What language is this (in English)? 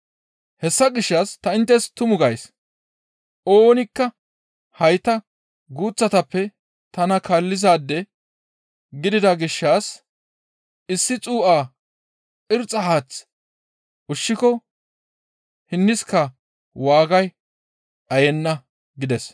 Gamo